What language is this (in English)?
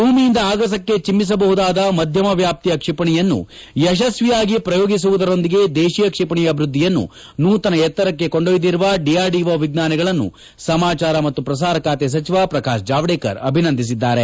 Kannada